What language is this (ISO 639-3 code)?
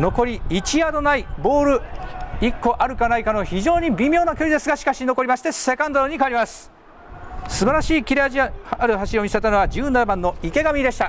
jpn